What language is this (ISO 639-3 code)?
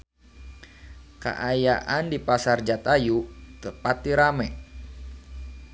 sun